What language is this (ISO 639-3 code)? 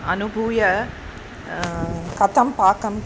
san